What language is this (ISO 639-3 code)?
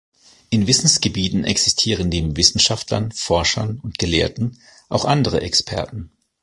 deu